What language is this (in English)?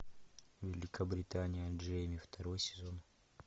Russian